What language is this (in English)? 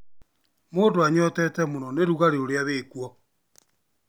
Kikuyu